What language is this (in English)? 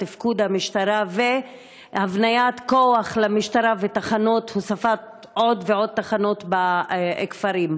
Hebrew